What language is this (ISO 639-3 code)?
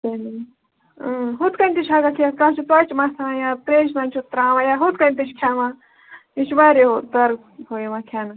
kas